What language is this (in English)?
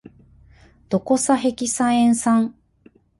Japanese